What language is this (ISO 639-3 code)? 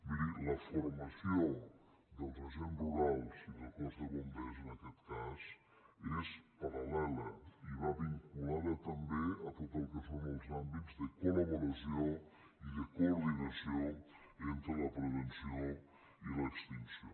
cat